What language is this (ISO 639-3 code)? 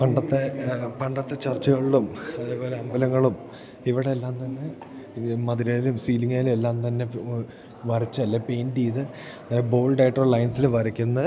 mal